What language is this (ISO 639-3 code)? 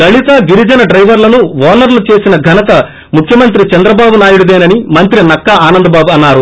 tel